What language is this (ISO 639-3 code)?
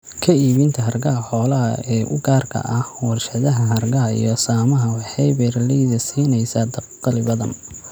som